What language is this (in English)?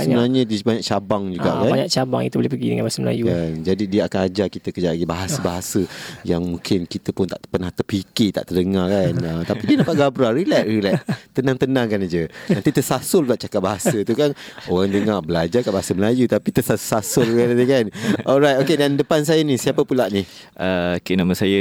Malay